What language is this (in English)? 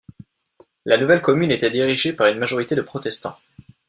French